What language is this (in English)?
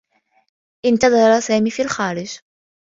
Arabic